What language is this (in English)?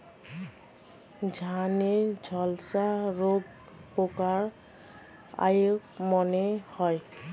Bangla